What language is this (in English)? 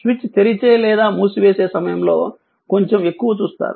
Telugu